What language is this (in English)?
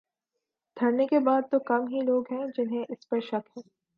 Urdu